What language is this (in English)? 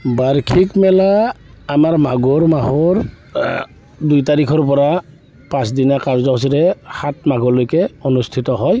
Assamese